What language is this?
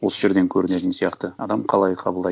Kazakh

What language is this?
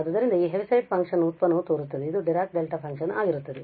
Kannada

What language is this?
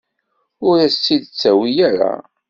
Kabyle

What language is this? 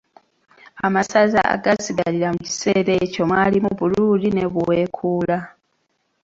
Ganda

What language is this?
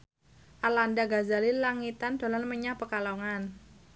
Javanese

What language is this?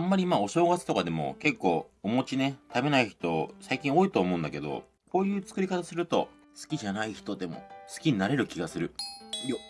Japanese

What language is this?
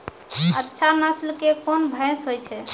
Maithili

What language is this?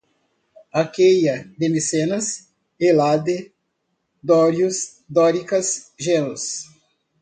Portuguese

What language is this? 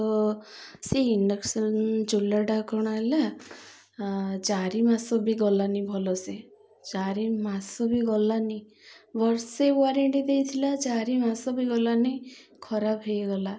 Odia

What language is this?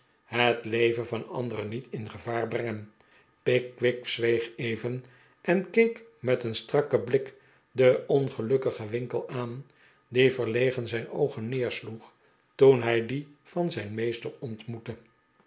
Dutch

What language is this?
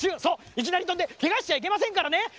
Japanese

